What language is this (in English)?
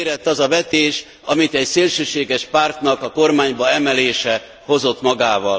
Hungarian